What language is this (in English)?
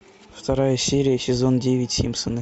Russian